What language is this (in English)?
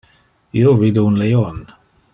Interlingua